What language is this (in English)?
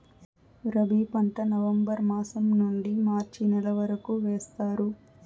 Telugu